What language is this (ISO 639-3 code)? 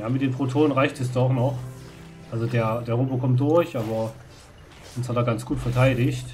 deu